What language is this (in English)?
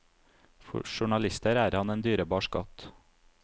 Norwegian